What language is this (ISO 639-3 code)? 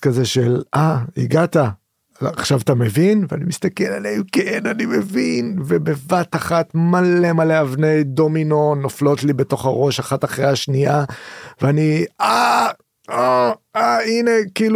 heb